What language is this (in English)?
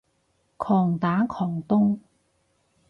Cantonese